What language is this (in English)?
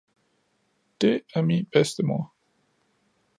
Danish